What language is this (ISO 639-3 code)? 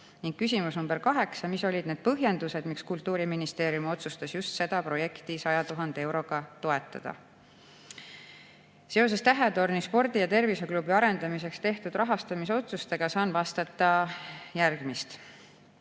est